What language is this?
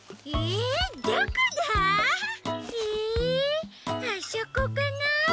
Japanese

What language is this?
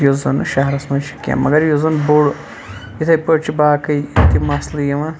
Kashmiri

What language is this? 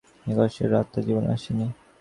Bangla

